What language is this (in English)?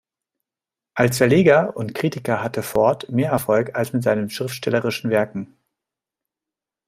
German